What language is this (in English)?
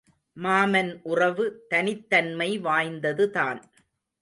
Tamil